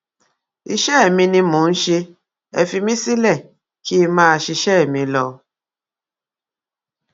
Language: Yoruba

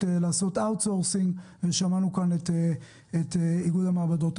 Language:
Hebrew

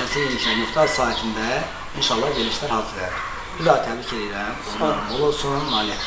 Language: Turkish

